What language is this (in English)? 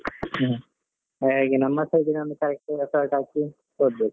Kannada